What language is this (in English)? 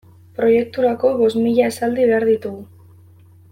Basque